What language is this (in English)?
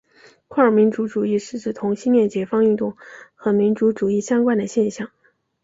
Chinese